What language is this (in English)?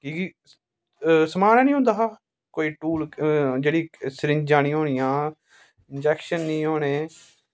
Dogri